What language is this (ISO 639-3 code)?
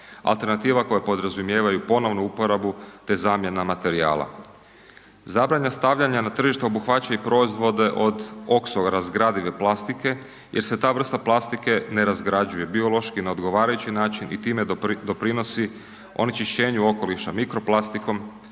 hrv